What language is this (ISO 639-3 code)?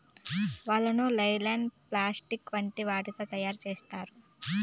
tel